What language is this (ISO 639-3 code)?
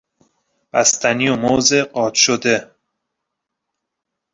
fas